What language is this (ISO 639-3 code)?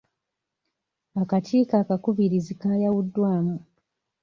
lug